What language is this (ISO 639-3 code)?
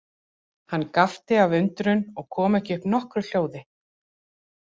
isl